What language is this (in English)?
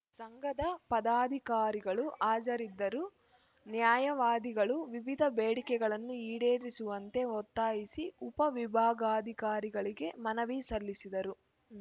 Kannada